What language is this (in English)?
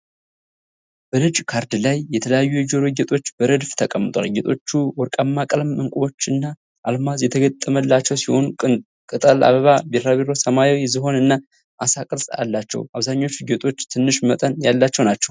Amharic